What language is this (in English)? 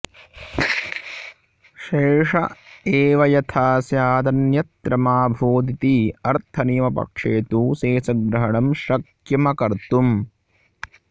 Sanskrit